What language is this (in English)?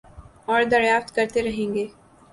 Urdu